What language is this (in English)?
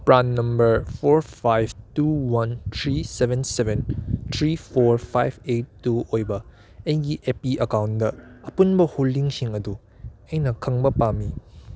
Manipuri